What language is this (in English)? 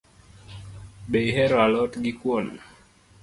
Luo (Kenya and Tanzania)